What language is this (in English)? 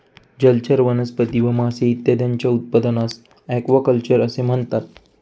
Marathi